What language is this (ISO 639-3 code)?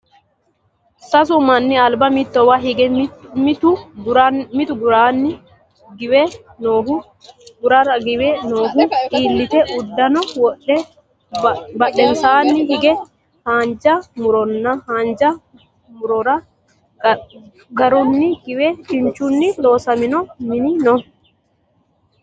sid